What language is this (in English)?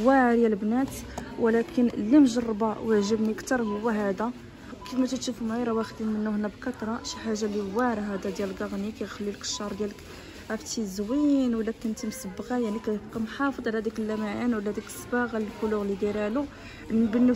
Arabic